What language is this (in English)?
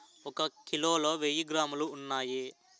Telugu